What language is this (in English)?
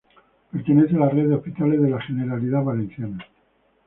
Spanish